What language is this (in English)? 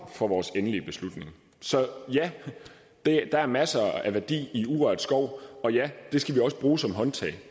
Danish